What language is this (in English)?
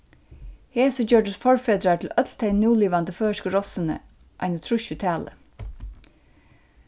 Faroese